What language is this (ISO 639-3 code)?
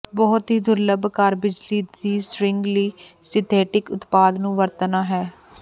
pan